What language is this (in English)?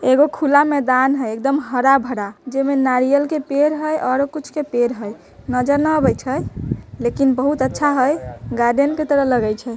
Magahi